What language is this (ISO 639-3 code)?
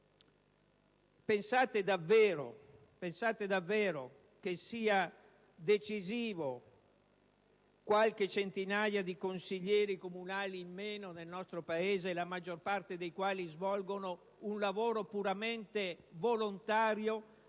ita